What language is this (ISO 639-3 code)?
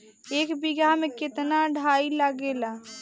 bho